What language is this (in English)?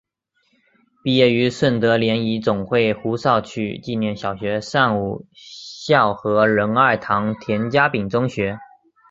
Chinese